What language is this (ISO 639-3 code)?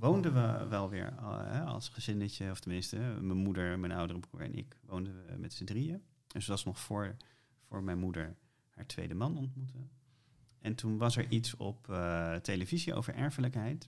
nld